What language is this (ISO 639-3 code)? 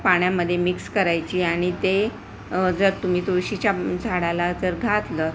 mar